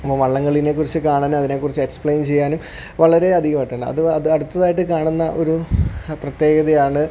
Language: Malayalam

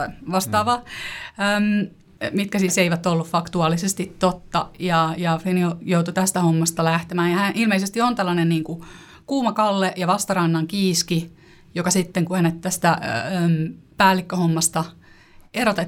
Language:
Finnish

